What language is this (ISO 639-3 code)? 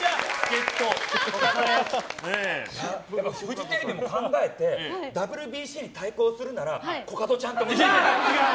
jpn